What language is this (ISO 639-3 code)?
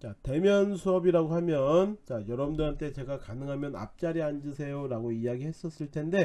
kor